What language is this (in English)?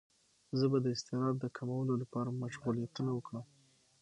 Pashto